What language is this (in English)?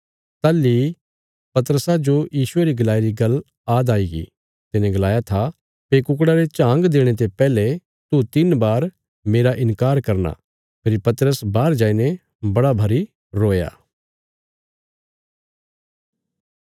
Bilaspuri